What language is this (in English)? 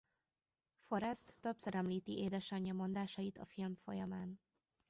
Hungarian